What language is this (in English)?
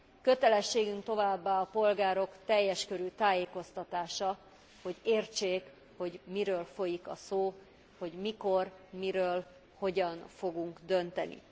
Hungarian